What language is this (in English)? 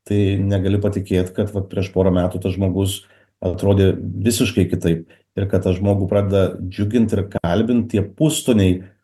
Lithuanian